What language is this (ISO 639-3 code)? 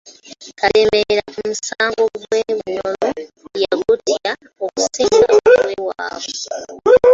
lug